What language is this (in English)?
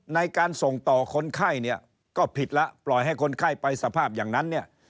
Thai